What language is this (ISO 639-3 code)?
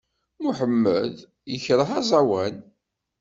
kab